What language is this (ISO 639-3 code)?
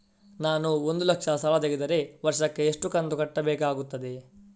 kan